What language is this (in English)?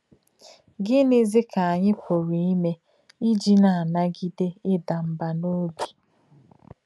Igbo